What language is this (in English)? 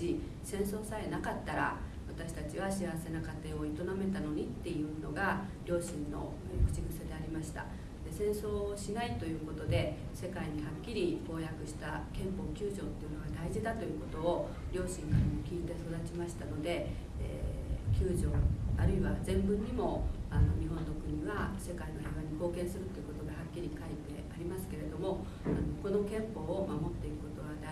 Japanese